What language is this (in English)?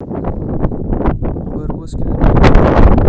Russian